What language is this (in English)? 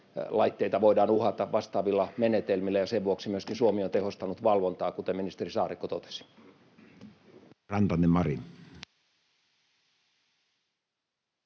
Finnish